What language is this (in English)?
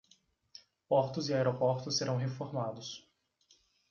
Portuguese